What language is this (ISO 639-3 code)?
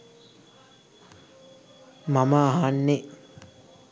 sin